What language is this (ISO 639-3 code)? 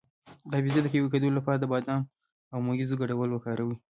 pus